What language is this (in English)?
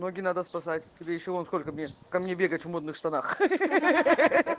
Russian